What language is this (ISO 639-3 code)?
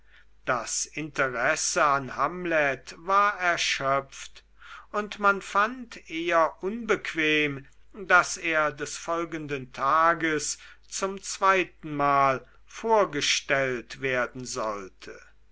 deu